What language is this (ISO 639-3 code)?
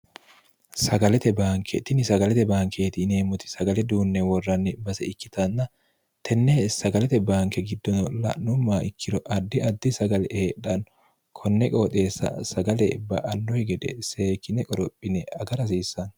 sid